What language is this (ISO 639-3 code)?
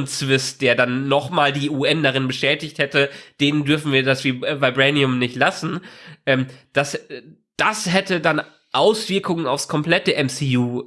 deu